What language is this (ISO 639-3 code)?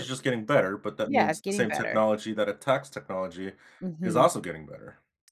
eng